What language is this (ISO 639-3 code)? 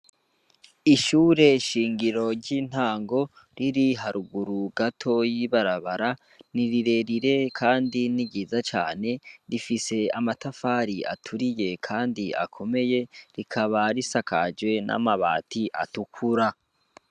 run